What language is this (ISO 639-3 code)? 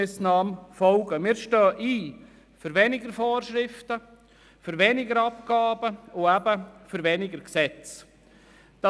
gsw